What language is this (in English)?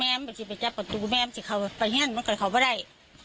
Thai